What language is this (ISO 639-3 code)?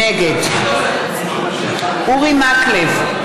heb